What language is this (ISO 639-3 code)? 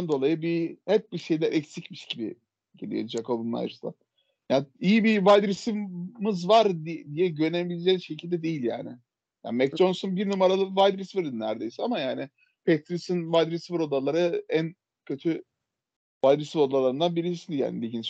tur